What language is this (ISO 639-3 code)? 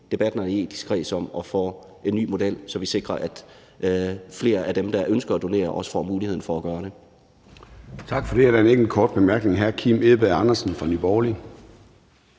dan